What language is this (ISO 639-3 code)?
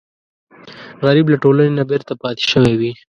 pus